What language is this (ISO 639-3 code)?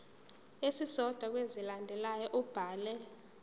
zul